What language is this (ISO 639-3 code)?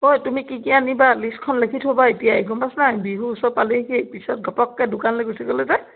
asm